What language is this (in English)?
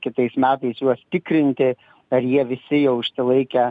Lithuanian